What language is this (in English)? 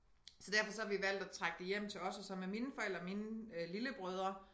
Danish